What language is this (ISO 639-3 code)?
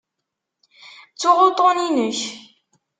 kab